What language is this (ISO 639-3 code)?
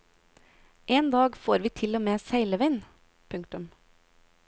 nor